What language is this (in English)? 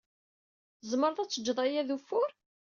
Kabyle